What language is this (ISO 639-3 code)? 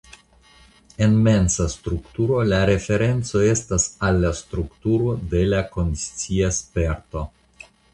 epo